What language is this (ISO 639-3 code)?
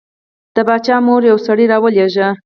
pus